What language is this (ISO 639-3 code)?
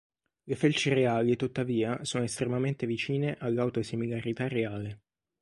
ita